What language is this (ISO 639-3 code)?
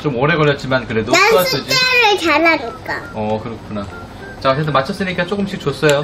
kor